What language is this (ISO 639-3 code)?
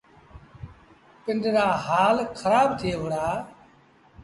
sbn